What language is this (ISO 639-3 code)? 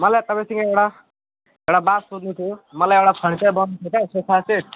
nep